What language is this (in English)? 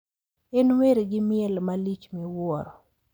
Luo (Kenya and Tanzania)